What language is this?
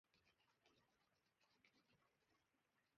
Japanese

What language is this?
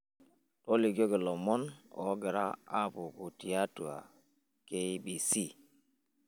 Masai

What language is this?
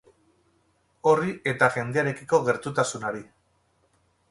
Basque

